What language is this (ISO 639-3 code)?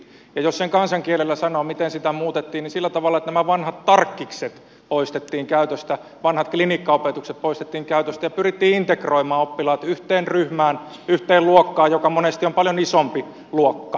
fin